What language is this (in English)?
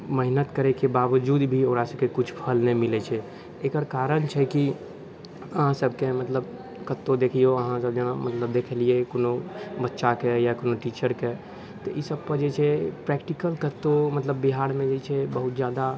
Maithili